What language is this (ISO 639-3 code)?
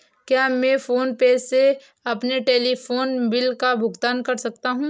hin